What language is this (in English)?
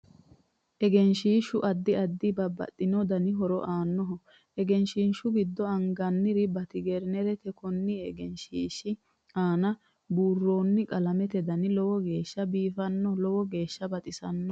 Sidamo